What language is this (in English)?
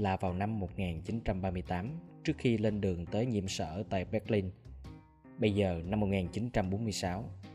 Vietnamese